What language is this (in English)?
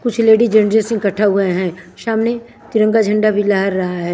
Hindi